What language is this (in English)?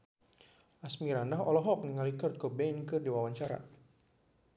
Sundanese